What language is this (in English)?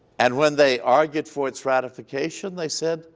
English